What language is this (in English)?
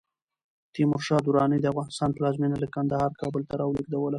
Pashto